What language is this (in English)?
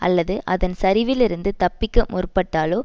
Tamil